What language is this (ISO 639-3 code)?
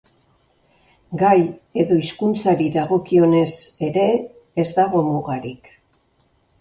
eus